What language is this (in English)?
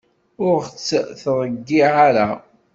Kabyle